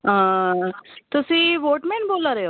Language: Dogri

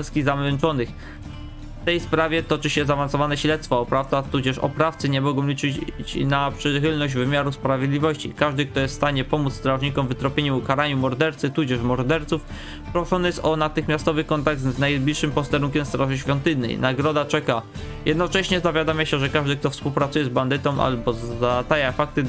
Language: Polish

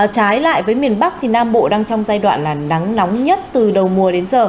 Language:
Vietnamese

